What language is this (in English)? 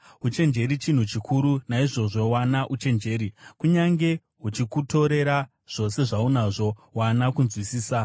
Shona